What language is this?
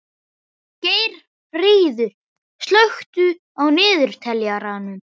Icelandic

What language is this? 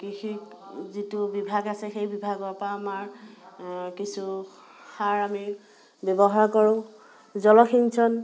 Assamese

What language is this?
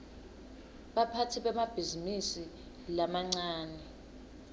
Swati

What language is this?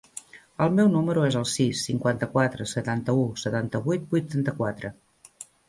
Catalan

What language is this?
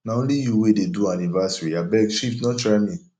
Nigerian Pidgin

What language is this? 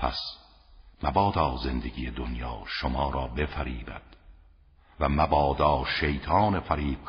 Persian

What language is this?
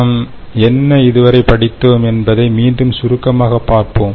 Tamil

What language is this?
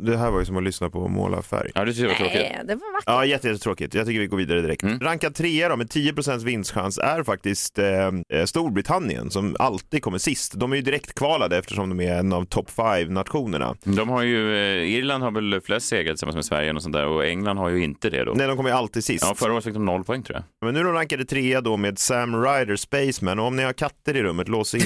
Swedish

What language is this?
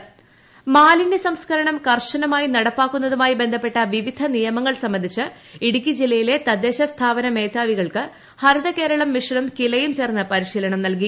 Malayalam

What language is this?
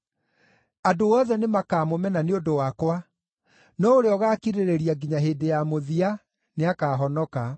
Kikuyu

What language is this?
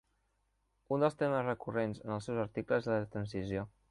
Catalan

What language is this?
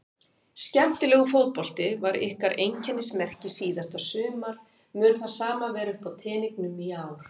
Icelandic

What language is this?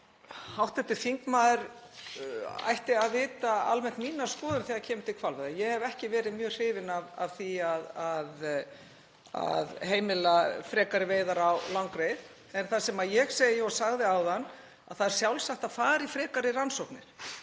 Icelandic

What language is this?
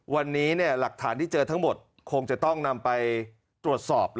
Thai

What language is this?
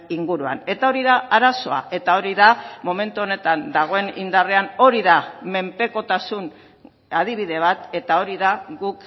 Basque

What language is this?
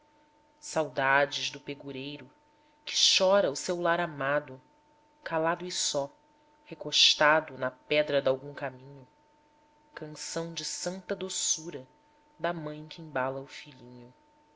Portuguese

